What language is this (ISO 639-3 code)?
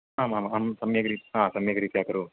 san